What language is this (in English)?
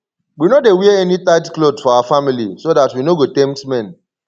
Nigerian Pidgin